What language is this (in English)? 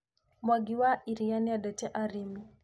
Kikuyu